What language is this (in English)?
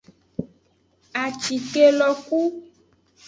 Aja (Benin)